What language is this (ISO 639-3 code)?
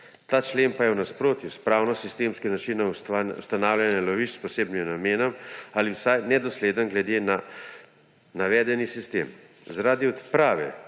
slv